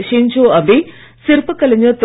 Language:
Tamil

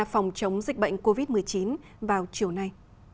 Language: Vietnamese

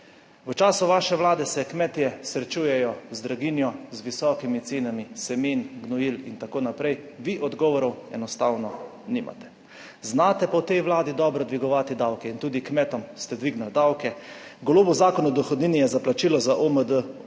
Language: Slovenian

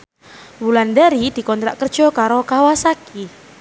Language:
Javanese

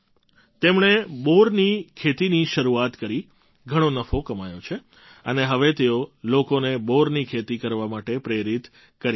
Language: Gujarati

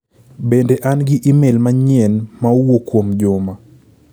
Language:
Luo (Kenya and Tanzania)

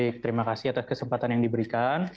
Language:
Indonesian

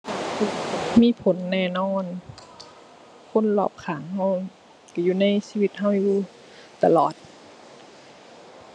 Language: Thai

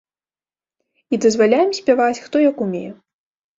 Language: Belarusian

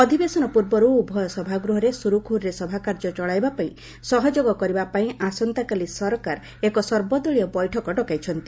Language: Odia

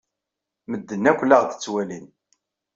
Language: Kabyle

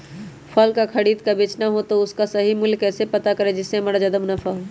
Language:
Magahi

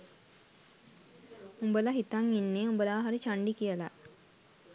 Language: Sinhala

